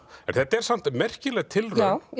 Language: Icelandic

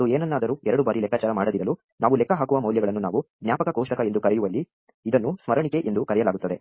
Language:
Kannada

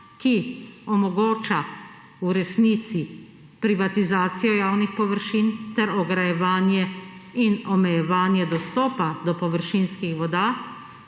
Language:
Slovenian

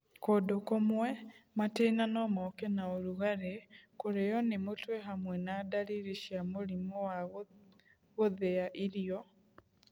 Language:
Kikuyu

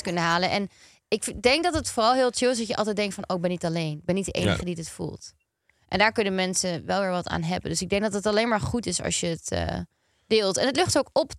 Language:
Dutch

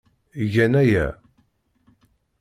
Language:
Kabyle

